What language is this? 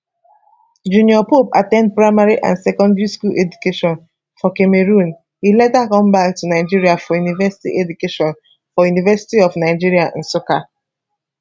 Nigerian Pidgin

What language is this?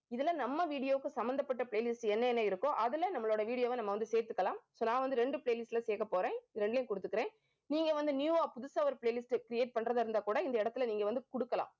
Tamil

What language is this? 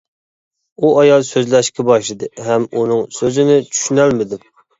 Uyghur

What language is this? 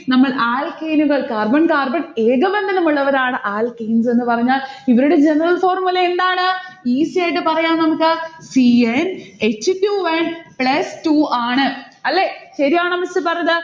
Malayalam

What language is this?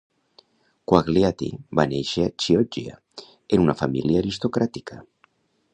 Catalan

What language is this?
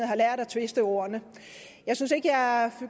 Danish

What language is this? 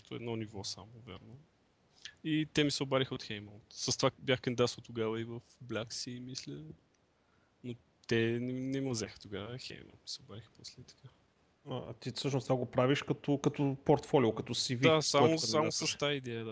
Bulgarian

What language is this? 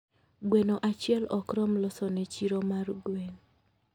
Luo (Kenya and Tanzania)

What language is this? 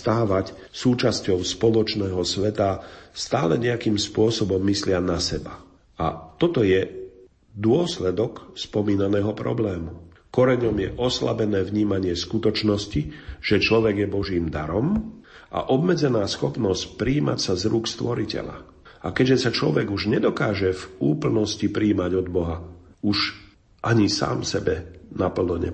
Slovak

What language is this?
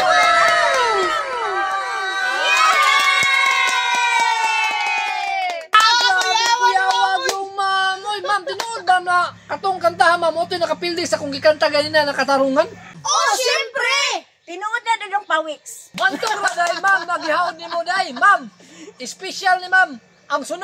Filipino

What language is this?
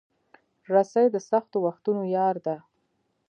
Pashto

